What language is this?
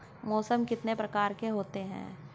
Hindi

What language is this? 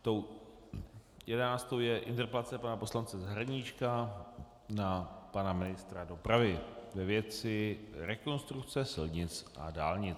Czech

